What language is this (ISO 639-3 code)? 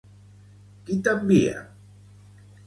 cat